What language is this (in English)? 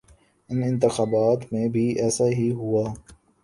Urdu